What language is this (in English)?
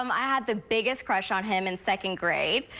English